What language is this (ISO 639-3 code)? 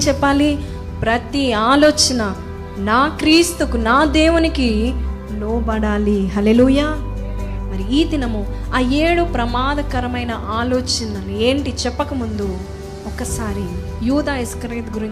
tel